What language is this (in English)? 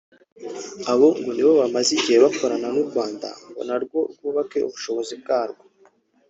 Kinyarwanda